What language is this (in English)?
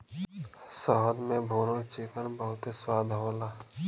Bhojpuri